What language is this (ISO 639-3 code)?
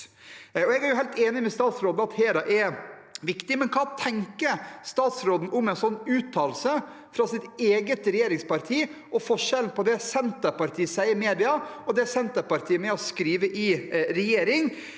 nor